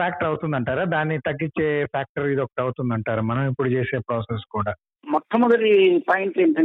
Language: Telugu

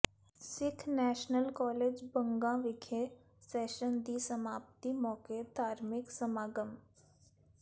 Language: Punjabi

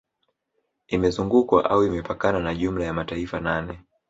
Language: Swahili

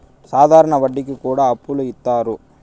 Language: Telugu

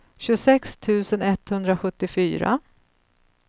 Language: Swedish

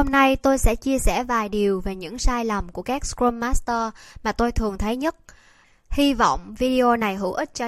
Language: Vietnamese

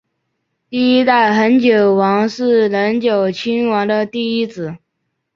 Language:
Chinese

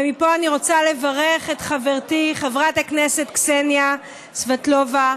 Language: Hebrew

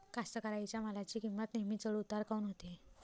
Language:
Marathi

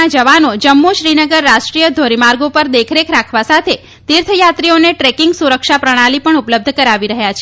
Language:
Gujarati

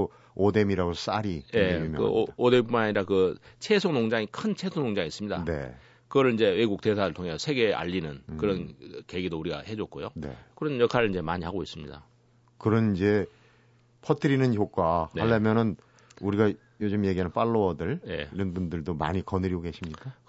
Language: Korean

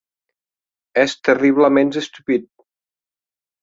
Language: Occitan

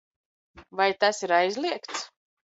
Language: Latvian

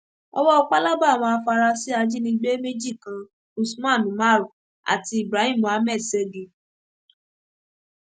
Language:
Yoruba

